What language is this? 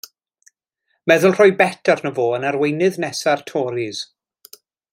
Welsh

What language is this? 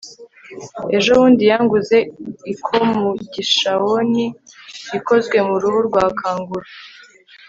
Kinyarwanda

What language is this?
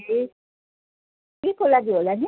Nepali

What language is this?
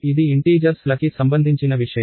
Telugu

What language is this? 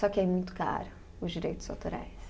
Portuguese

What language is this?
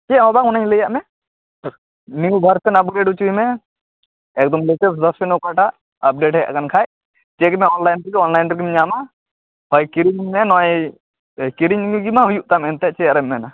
Santali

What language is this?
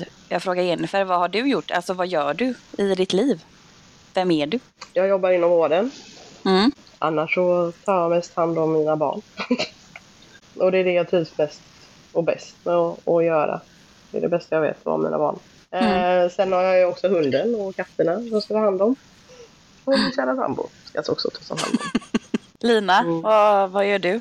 Swedish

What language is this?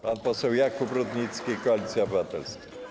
Polish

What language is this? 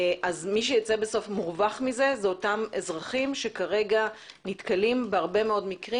Hebrew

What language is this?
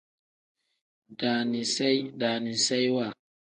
Tem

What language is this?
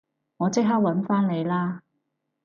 Cantonese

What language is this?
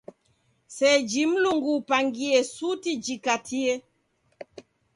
Taita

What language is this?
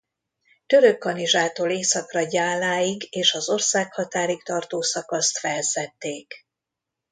Hungarian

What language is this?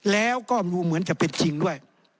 Thai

